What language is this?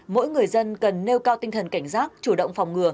Vietnamese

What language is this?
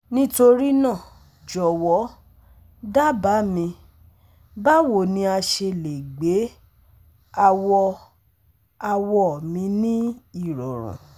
Yoruba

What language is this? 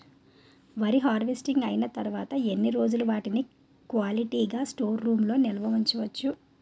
Telugu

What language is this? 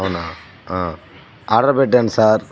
Telugu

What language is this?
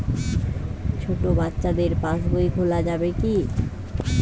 Bangla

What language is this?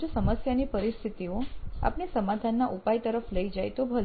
Gujarati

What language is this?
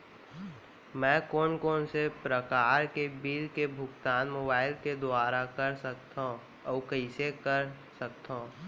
Chhattisgarhi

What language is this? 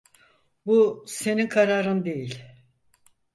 Turkish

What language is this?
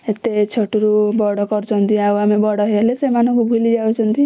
Odia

